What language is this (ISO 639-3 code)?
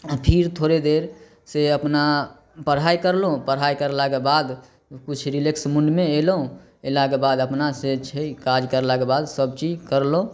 mai